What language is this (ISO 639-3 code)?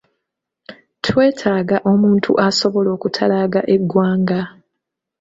lug